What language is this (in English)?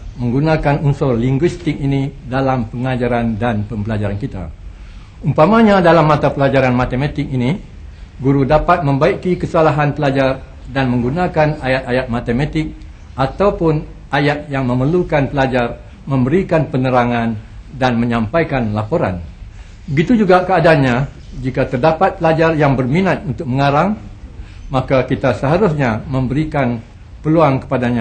Malay